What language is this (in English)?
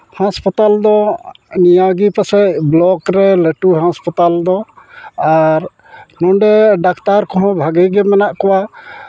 Santali